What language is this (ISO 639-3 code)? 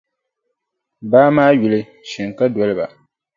dag